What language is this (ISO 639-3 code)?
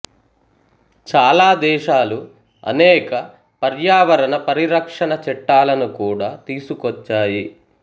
tel